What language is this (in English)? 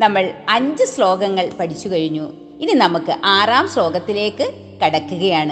Malayalam